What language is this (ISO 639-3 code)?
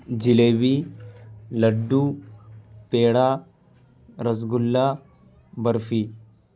urd